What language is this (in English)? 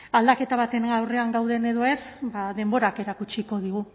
Basque